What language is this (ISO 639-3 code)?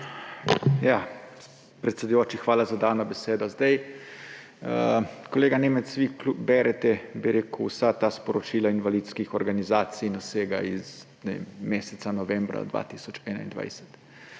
slv